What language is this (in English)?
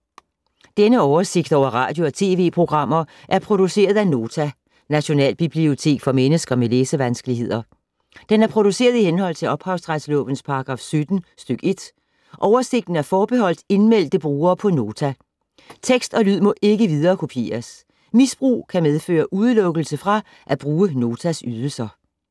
Danish